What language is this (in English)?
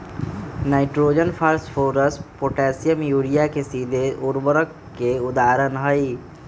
Magahi